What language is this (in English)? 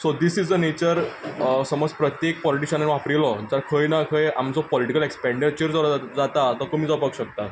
Konkani